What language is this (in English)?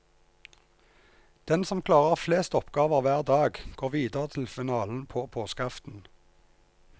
Norwegian